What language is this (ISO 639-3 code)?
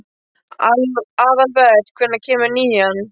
isl